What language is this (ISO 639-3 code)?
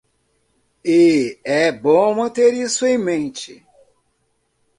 por